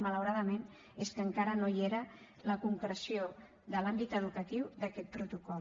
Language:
Catalan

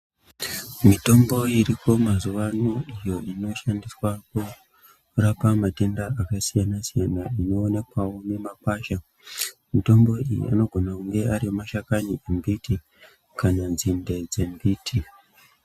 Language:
Ndau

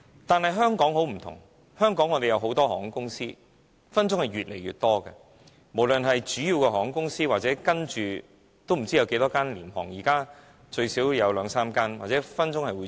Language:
Cantonese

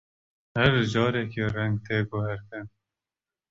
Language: Kurdish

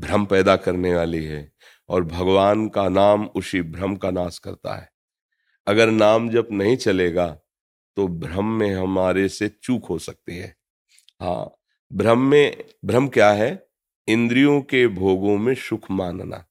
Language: Hindi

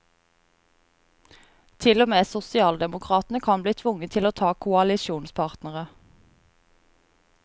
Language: Norwegian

